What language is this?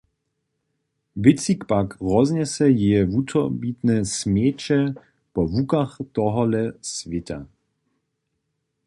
Upper Sorbian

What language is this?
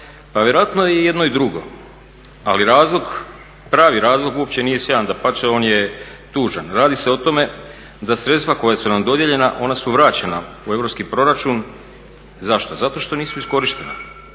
Croatian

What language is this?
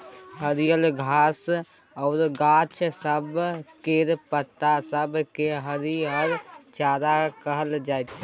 Maithili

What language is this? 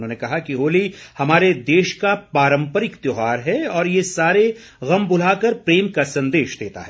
Hindi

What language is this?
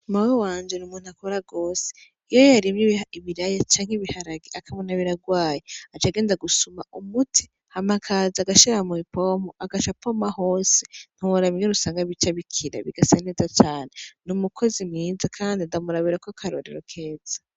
Rundi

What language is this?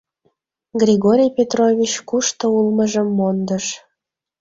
Mari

